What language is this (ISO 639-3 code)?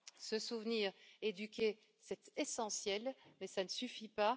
fra